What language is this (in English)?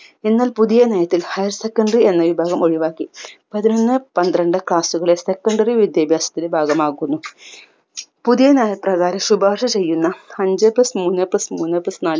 Malayalam